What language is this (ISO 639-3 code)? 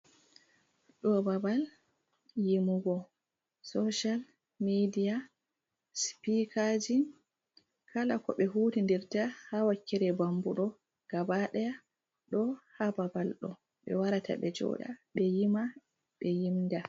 ful